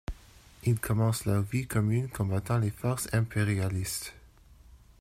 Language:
French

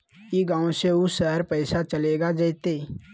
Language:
Magahi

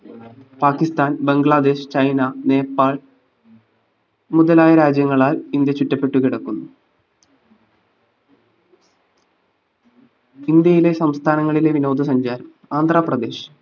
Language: Malayalam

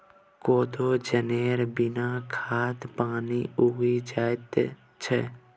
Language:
Maithili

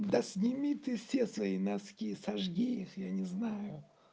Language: Russian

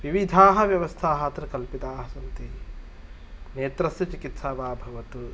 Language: Sanskrit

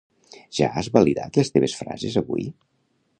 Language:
Catalan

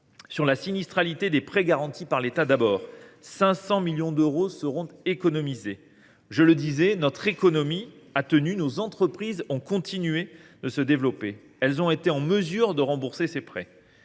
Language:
French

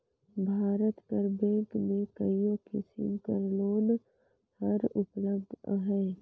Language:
Chhattisgarhi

